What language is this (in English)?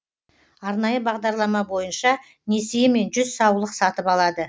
Kazakh